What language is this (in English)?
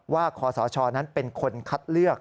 Thai